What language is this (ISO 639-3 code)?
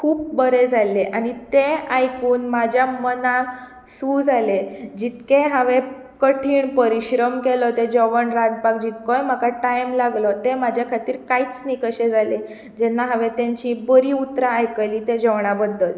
kok